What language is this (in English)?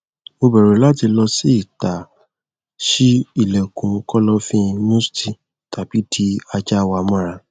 Yoruba